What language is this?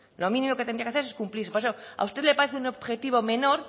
Spanish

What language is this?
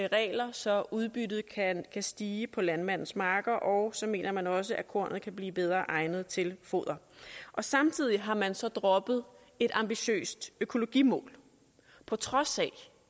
Danish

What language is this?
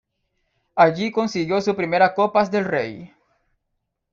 Spanish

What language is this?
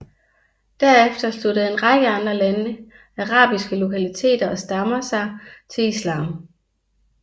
Danish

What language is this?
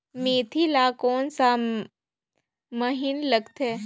Chhattisgarhi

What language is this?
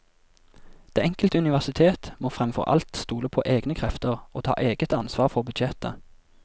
Norwegian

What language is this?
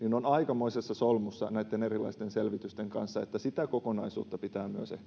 Finnish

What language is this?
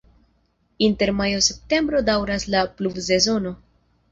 Esperanto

